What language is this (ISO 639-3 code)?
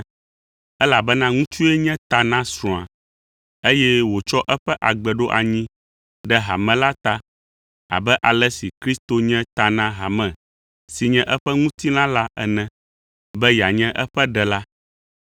ewe